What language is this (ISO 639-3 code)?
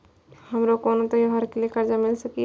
mai